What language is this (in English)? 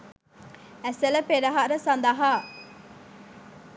Sinhala